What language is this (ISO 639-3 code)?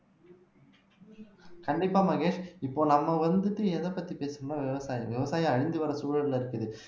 tam